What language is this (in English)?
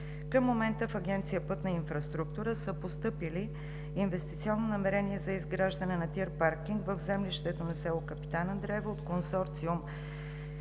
Bulgarian